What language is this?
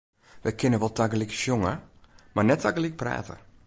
Western Frisian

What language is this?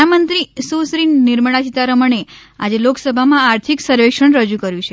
Gujarati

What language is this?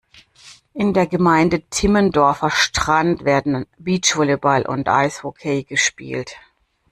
German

